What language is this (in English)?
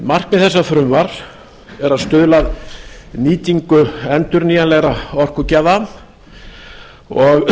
Icelandic